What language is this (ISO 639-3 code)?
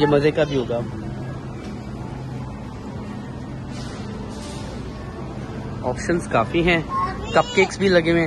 hin